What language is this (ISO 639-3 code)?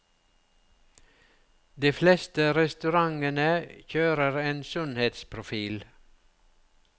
nor